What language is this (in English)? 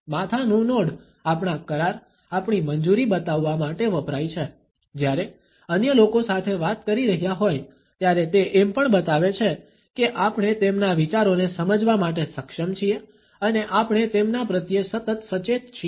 Gujarati